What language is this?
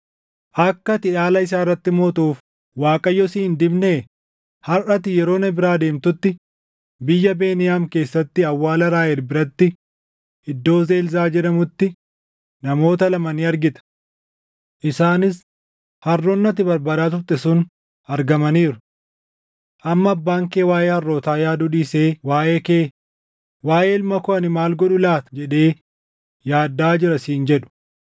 Oromo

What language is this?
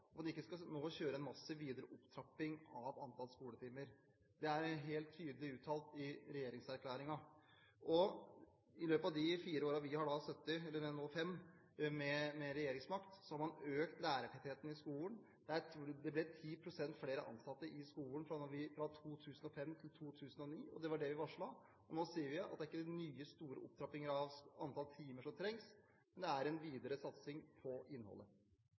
Norwegian Bokmål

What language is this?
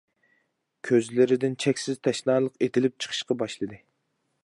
Uyghur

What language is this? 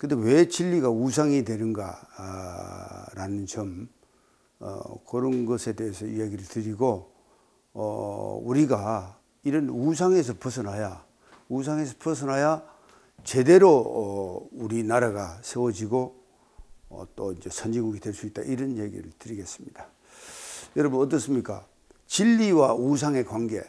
Korean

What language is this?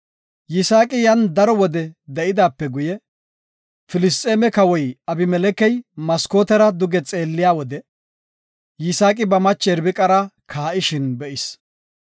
Gofa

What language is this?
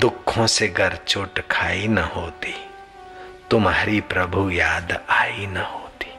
Hindi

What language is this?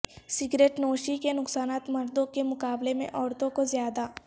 Urdu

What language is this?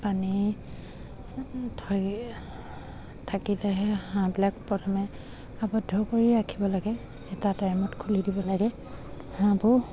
Assamese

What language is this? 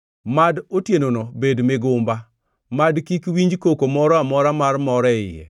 Luo (Kenya and Tanzania)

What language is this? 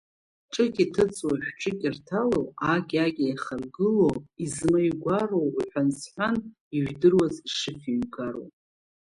Abkhazian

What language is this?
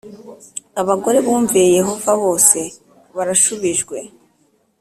Kinyarwanda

